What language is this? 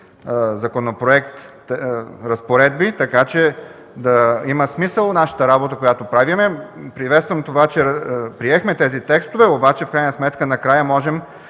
Bulgarian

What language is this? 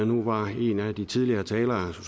Danish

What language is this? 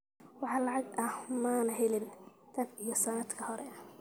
Somali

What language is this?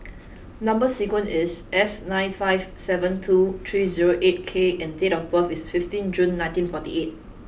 English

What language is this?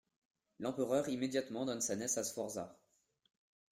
French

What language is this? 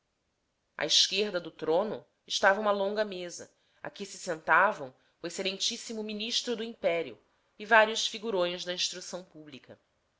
Portuguese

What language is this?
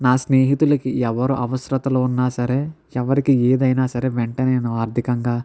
Telugu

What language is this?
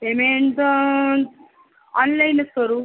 Marathi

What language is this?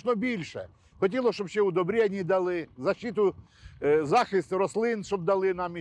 Ukrainian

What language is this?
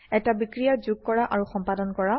Assamese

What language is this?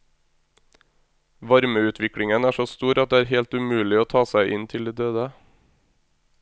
Norwegian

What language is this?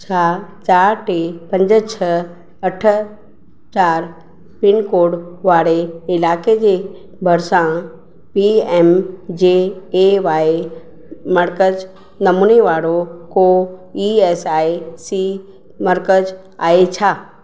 Sindhi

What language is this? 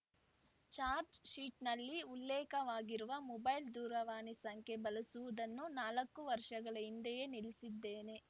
Kannada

